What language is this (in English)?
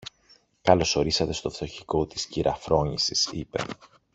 Greek